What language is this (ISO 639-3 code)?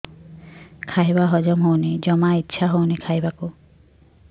ori